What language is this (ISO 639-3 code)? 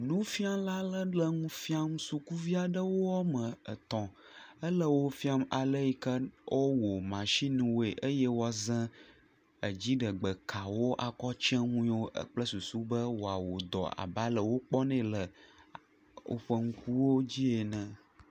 ewe